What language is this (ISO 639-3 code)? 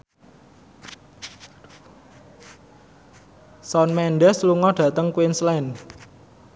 jav